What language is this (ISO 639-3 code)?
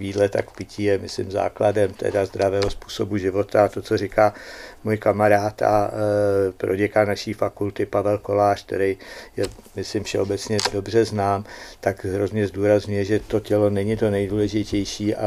ces